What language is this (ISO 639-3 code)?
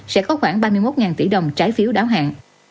vie